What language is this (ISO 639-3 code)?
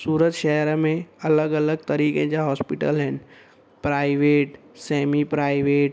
snd